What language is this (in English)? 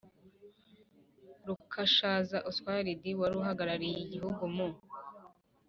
Kinyarwanda